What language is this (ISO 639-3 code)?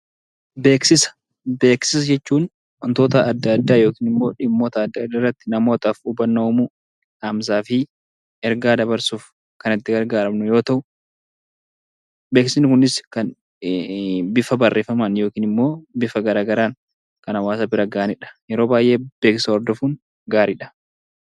orm